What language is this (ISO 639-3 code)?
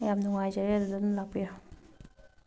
mni